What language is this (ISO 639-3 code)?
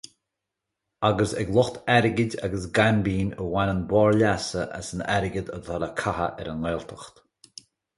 gle